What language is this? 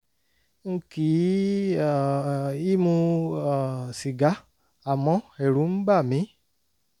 Yoruba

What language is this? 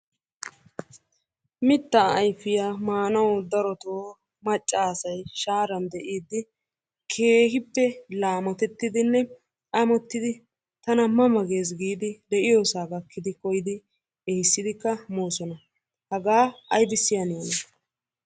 Wolaytta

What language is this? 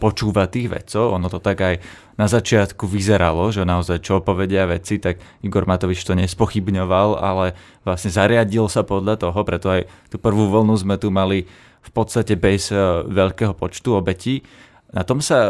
Slovak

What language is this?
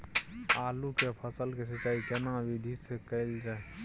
Maithili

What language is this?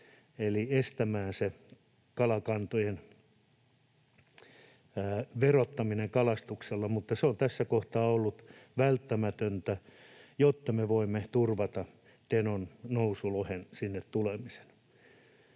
Finnish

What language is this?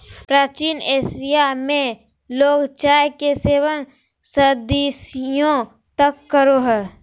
Magahi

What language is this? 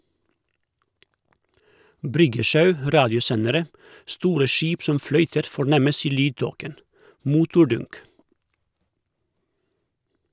Norwegian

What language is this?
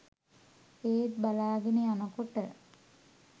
Sinhala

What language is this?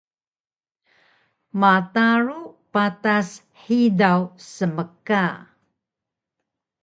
Taroko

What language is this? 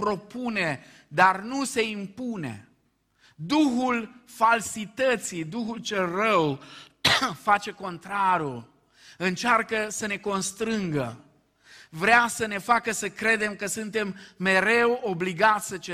Romanian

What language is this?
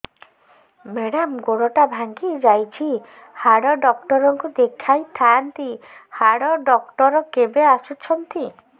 Odia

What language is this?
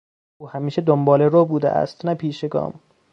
Persian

